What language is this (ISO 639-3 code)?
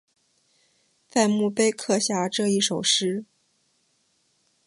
zho